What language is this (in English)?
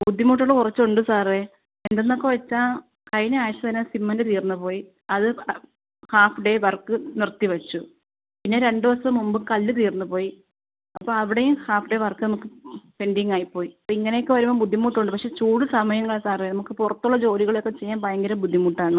Malayalam